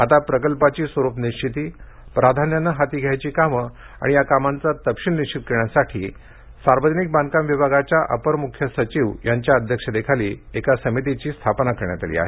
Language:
Marathi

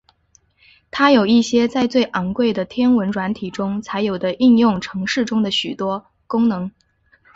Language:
Chinese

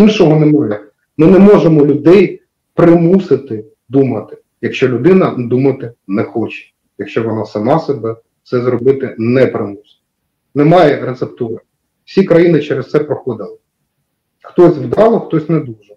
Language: Ukrainian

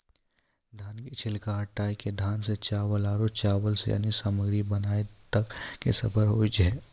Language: Maithili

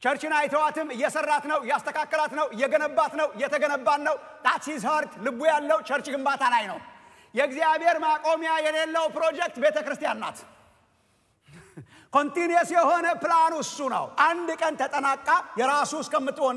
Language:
Indonesian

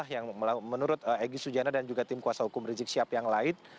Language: Indonesian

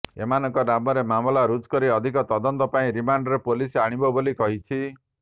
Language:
Odia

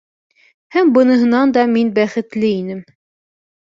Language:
Bashkir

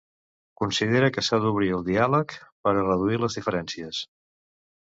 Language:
Catalan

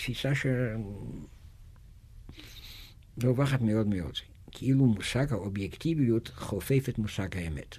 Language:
Hebrew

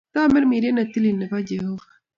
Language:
Kalenjin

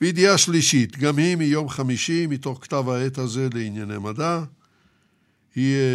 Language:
Hebrew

